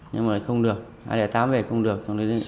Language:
Vietnamese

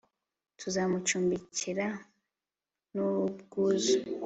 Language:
Kinyarwanda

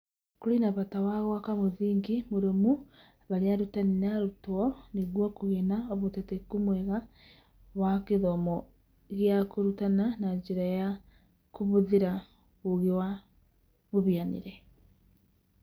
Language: Kikuyu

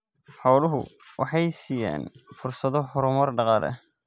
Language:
Somali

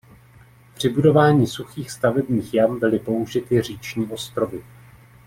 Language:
Czech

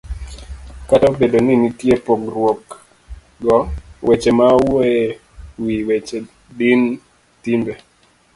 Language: Luo (Kenya and Tanzania)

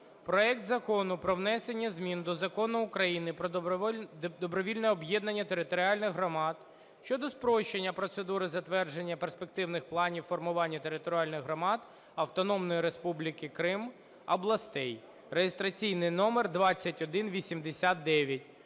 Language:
Ukrainian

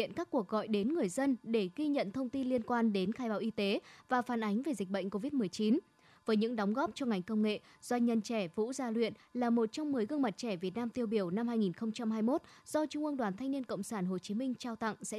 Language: Vietnamese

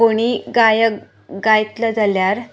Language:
Konkani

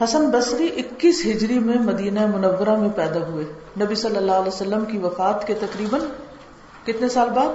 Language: Urdu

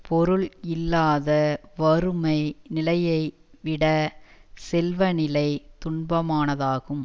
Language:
Tamil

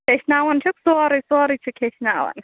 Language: Kashmiri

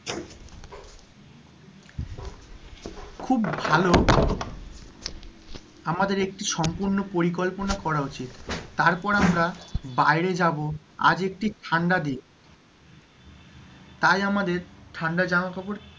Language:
Bangla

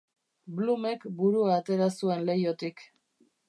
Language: Basque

